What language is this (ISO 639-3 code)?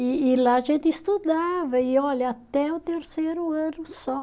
por